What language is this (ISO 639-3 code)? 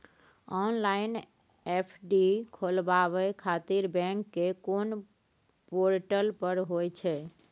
mai